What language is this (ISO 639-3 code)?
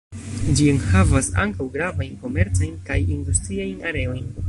epo